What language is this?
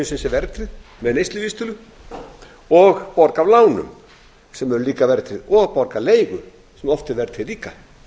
Icelandic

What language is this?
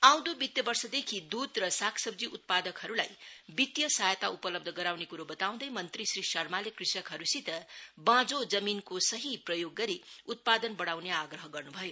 Nepali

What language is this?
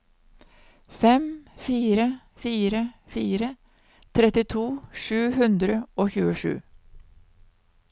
Norwegian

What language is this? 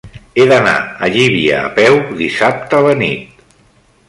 Catalan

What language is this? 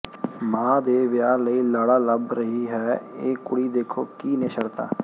Punjabi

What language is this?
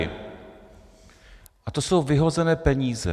Czech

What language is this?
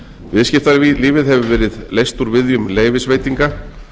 Icelandic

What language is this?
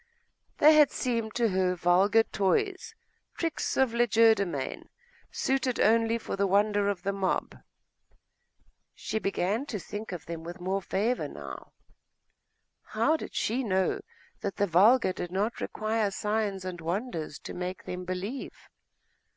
English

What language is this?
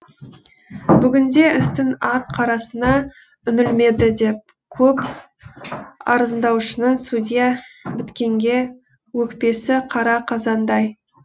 Kazakh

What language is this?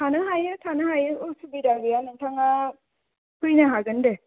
Bodo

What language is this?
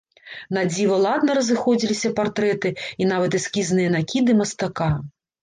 Belarusian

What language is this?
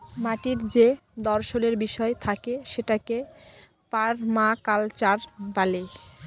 Bangla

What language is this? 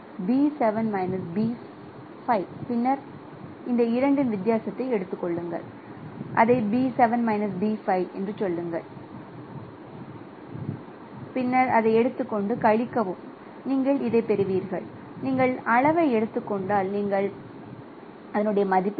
Tamil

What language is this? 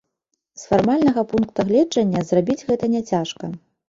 Belarusian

